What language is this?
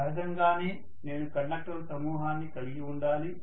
Telugu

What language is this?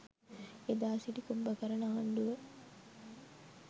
Sinhala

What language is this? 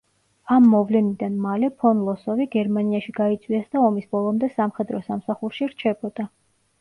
Georgian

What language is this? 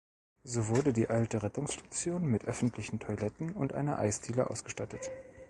German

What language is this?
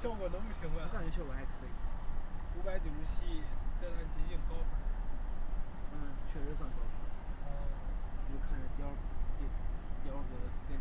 Chinese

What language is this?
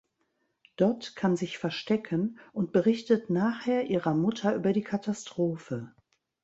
German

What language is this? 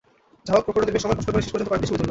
Bangla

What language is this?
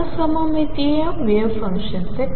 Marathi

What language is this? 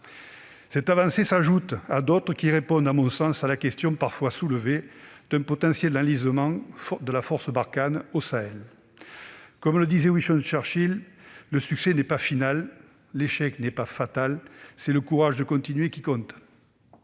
French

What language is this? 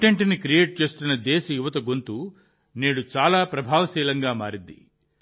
Telugu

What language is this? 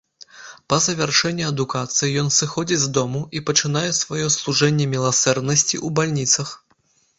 Belarusian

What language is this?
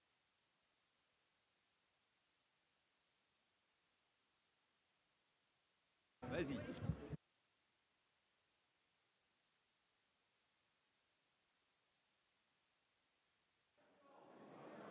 French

